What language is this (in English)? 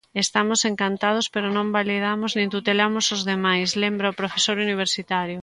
Galician